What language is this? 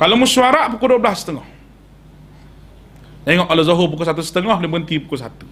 Malay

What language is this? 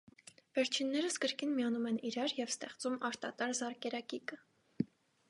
Armenian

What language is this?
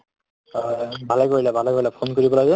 Assamese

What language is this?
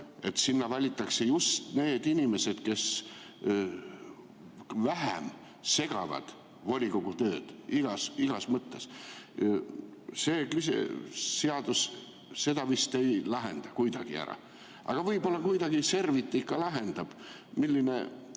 Estonian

